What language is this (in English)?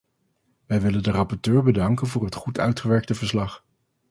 Dutch